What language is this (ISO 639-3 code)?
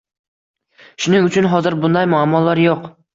uzb